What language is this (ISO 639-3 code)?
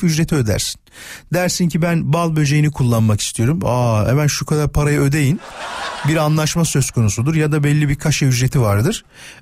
tur